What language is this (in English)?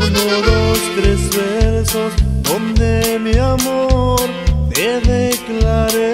Spanish